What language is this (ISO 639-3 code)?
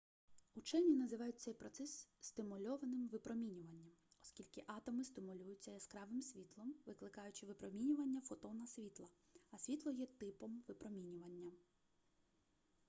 ukr